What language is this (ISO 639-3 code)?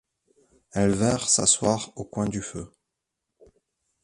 fra